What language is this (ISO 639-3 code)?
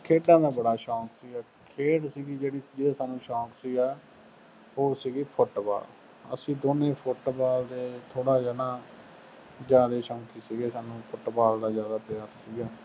pan